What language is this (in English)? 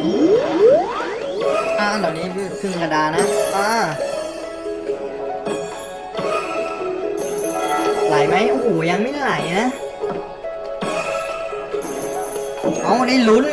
Thai